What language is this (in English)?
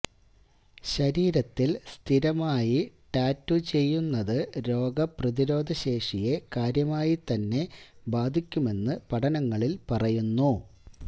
Malayalam